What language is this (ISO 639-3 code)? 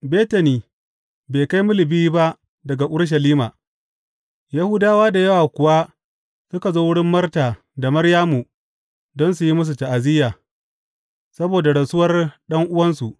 hau